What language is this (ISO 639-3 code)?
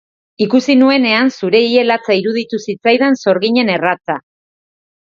eus